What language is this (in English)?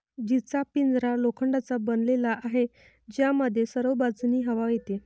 Marathi